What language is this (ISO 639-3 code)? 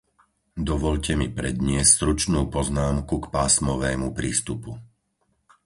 slk